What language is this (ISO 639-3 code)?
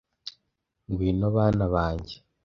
kin